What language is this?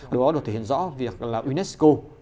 Vietnamese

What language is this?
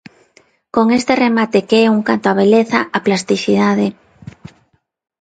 Galician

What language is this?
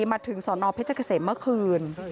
Thai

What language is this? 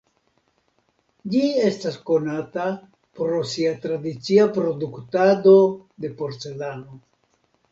Esperanto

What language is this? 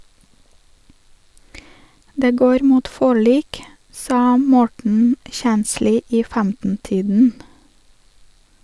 Norwegian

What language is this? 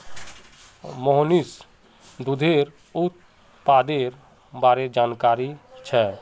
Magahi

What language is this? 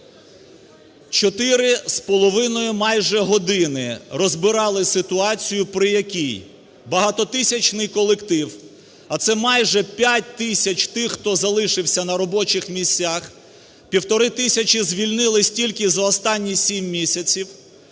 Ukrainian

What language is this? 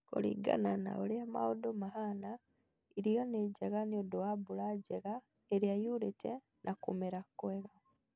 Kikuyu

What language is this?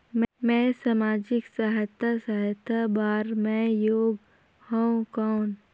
Chhattisgarhi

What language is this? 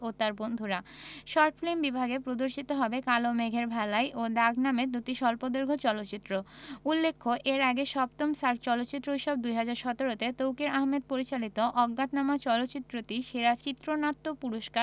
Bangla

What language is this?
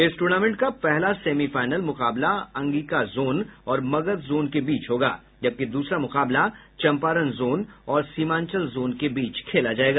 Hindi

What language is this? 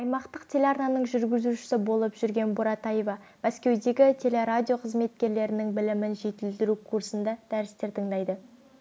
Kazakh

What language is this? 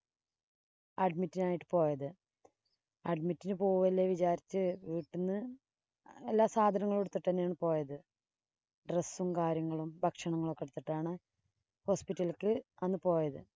Malayalam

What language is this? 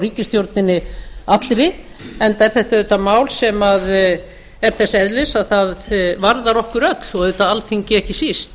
Icelandic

